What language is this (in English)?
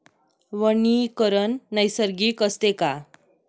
Marathi